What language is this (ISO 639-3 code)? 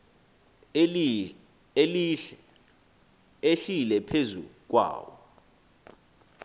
xho